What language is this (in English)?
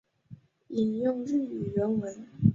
Chinese